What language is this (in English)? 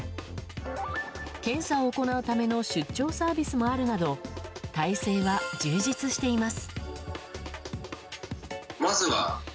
Japanese